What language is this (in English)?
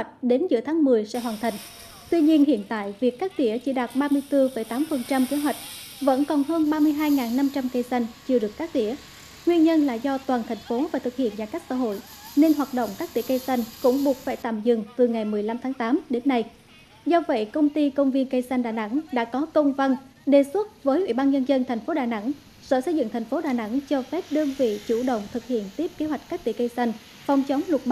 Vietnamese